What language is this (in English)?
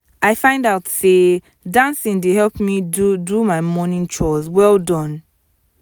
Nigerian Pidgin